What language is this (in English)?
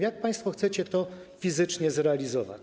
Polish